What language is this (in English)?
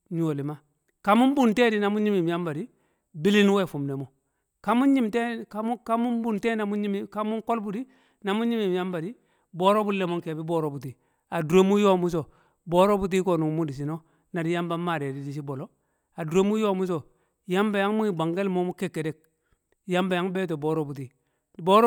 Kamo